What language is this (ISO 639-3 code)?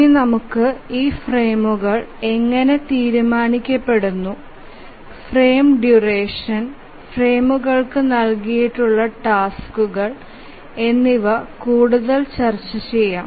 mal